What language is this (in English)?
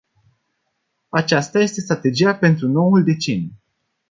Romanian